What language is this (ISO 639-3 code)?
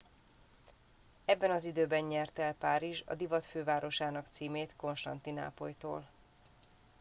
hun